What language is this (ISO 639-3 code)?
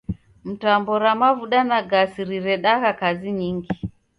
dav